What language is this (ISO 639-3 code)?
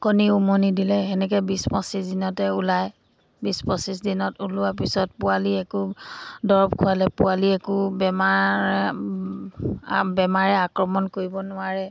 asm